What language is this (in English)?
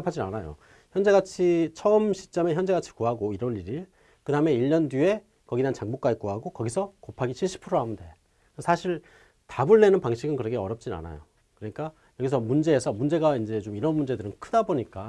Korean